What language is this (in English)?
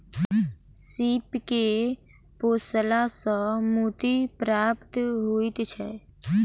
Maithili